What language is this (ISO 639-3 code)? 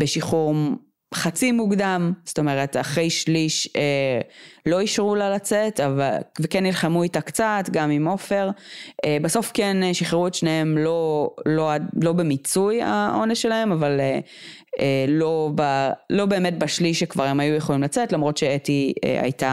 heb